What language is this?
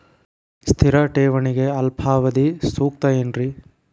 Kannada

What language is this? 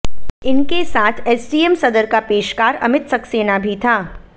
Hindi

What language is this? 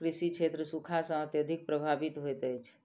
Maithili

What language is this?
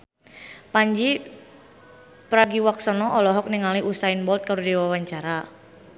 Sundanese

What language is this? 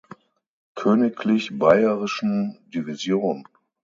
German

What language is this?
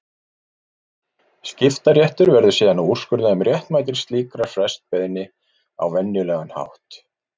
Icelandic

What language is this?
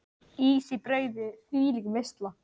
Icelandic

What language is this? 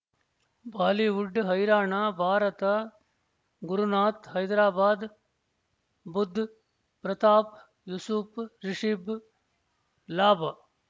Kannada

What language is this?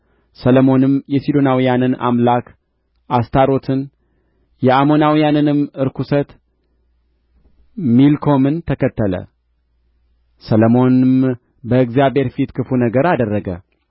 Amharic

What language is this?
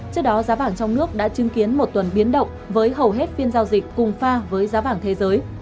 Vietnamese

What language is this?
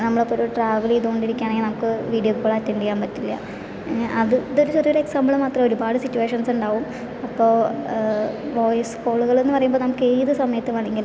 Malayalam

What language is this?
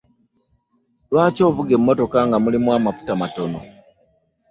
Ganda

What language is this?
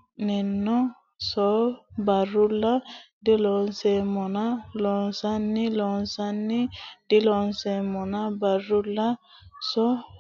Sidamo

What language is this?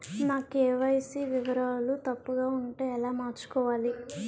Telugu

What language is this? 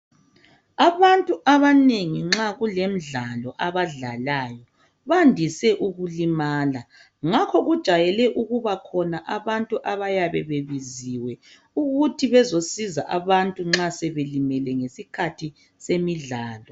North Ndebele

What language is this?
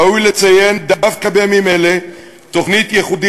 Hebrew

